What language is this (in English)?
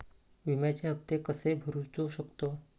Marathi